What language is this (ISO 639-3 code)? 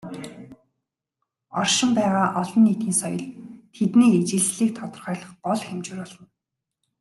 mon